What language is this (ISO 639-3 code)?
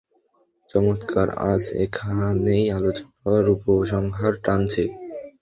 ben